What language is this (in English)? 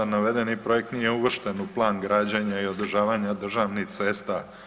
Croatian